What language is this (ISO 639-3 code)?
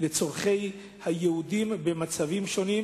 heb